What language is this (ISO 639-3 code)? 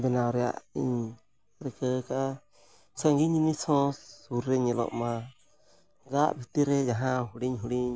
sat